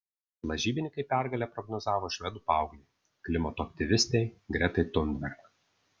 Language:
Lithuanian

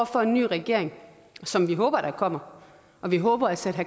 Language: Danish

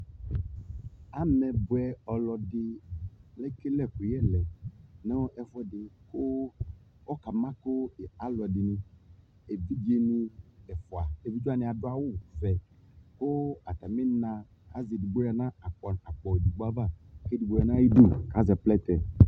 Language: Ikposo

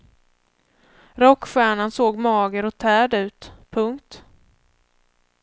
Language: Swedish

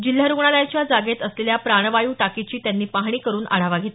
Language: Marathi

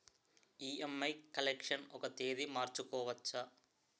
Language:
Telugu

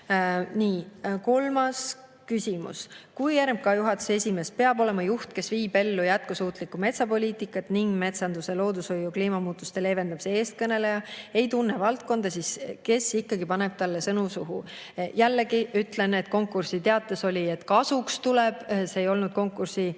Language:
Estonian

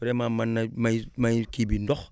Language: Wolof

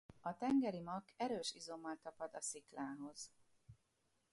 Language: Hungarian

